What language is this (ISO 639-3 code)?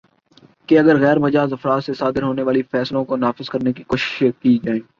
urd